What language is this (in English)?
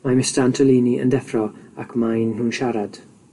Welsh